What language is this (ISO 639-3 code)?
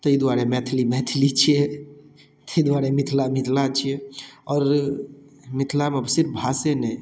mai